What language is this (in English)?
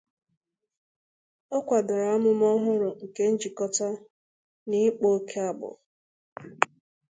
Igbo